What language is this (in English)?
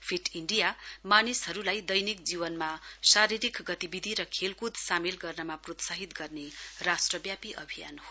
Nepali